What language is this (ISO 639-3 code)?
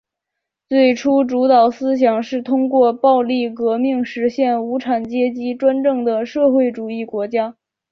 zho